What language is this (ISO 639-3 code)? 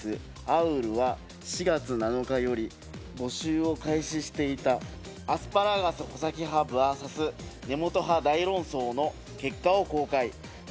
jpn